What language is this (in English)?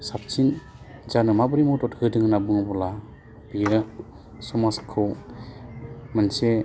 Bodo